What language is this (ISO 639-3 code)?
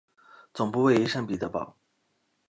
zho